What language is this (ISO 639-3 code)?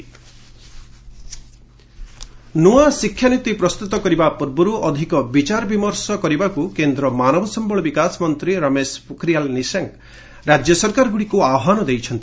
ori